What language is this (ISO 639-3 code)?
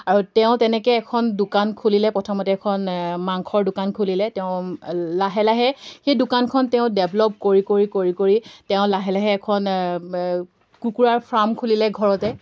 asm